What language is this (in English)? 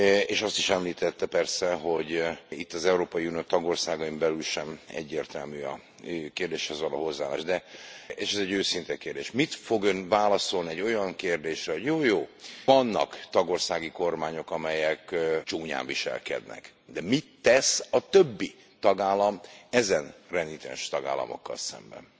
Hungarian